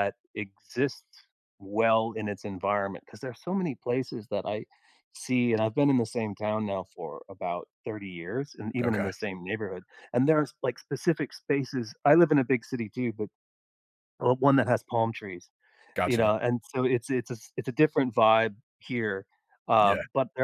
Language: English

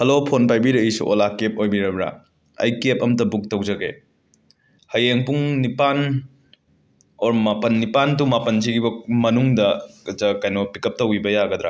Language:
Manipuri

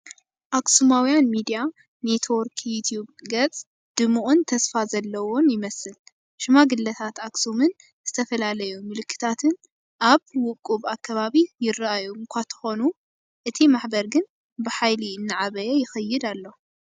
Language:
Tigrinya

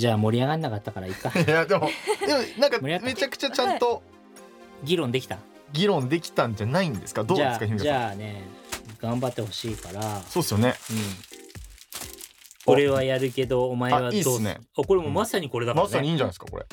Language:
Japanese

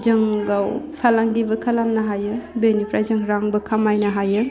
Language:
Bodo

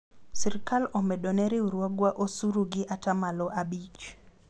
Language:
Luo (Kenya and Tanzania)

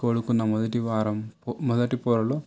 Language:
Telugu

